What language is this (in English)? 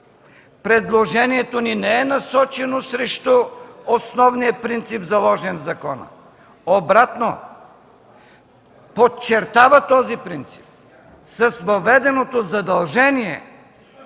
Bulgarian